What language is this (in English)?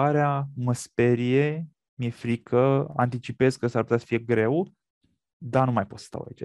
Romanian